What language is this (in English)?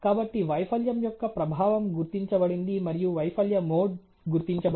Telugu